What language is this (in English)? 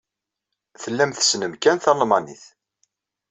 Kabyle